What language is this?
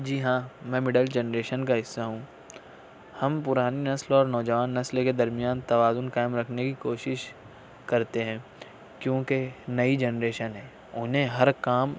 Urdu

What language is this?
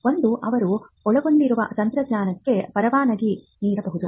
Kannada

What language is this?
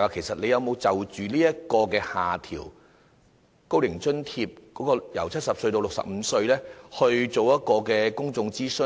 Cantonese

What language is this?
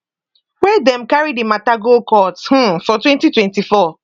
Nigerian Pidgin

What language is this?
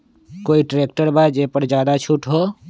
Magahi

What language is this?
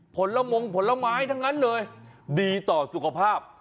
Thai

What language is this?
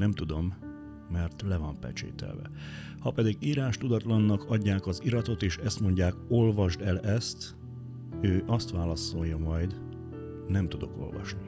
Hungarian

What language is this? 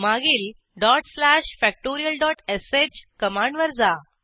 Marathi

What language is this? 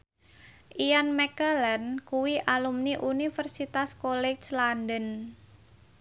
Javanese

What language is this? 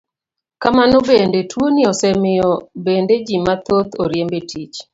Luo (Kenya and Tanzania)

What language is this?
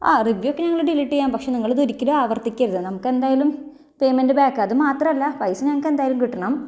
Malayalam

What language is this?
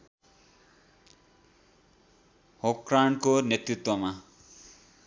Nepali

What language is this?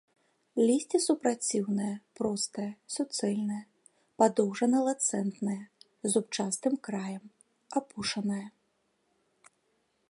Belarusian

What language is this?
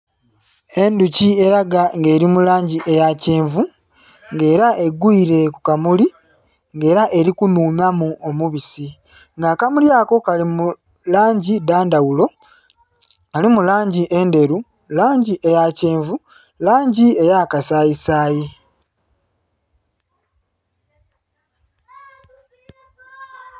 Soga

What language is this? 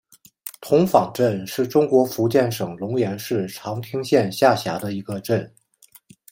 Chinese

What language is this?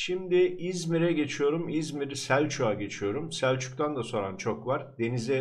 Turkish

